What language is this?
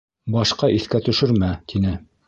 Bashkir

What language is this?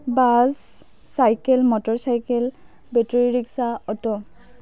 Assamese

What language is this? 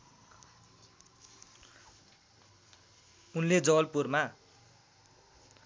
Nepali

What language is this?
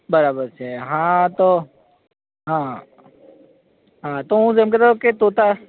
Gujarati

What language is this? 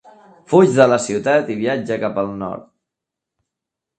Catalan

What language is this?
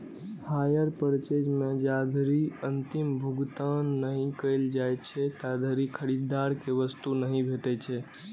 Maithili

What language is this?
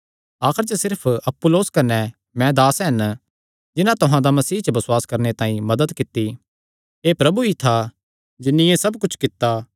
Kangri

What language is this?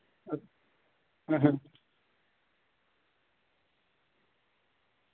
Dogri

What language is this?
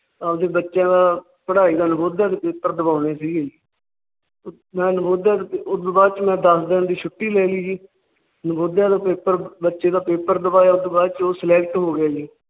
Punjabi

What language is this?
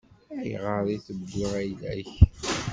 Kabyle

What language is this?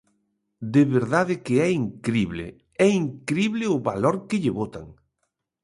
Galician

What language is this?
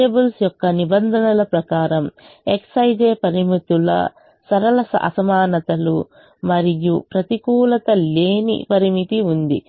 Telugu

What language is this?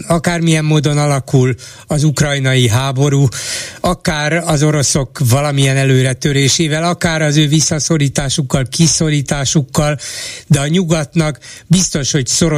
Hungarian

